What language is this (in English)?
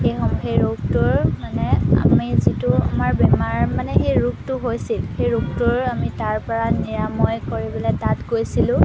Assamese